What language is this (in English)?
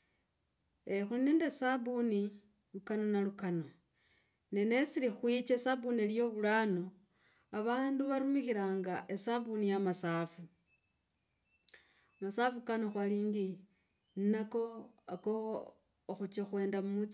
Logooli